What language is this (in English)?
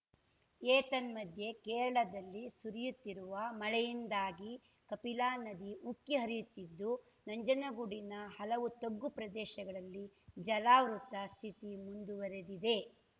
Kannada